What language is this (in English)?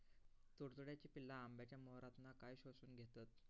Marathi